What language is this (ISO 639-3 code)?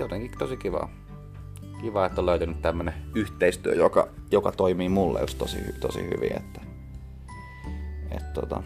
fin